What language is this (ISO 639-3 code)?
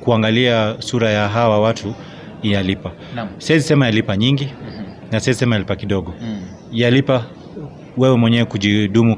swa